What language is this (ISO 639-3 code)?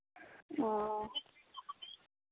sat